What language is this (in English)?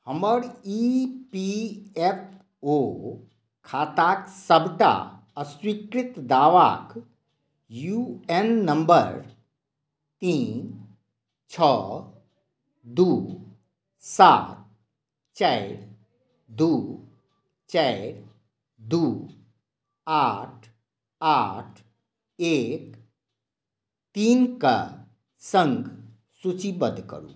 Maithili